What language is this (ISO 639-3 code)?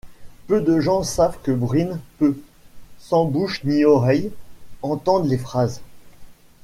fra